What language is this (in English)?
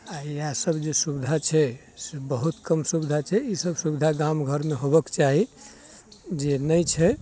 Maithili